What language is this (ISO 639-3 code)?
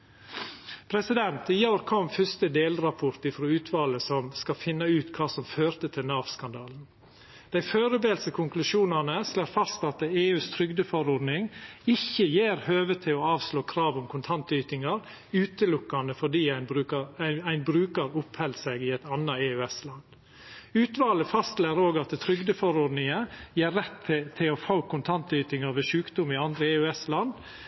nno